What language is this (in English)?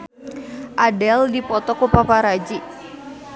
Sundanese